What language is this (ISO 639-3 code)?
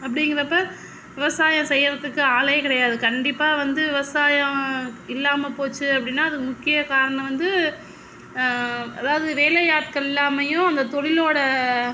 tam